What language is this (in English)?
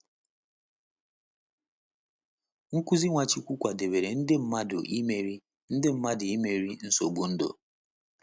Igbo